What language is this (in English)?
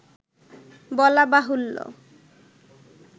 Bangla